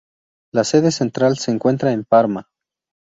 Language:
Spanish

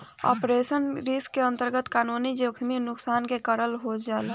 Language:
Bhojpuri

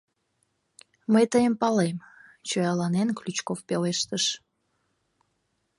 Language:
Mari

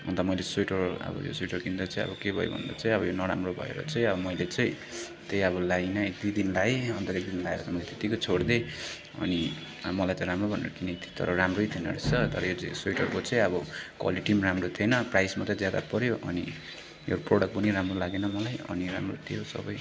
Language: Nepali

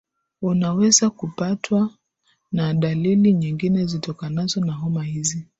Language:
Swahili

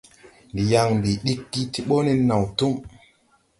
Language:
Tupuri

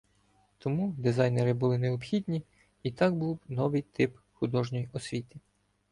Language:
Ukrainian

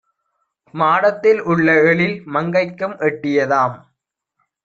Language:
Tamil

